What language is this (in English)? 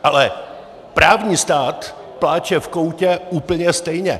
Czech